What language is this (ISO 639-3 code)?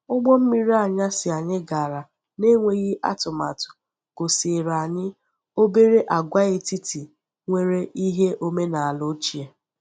ibo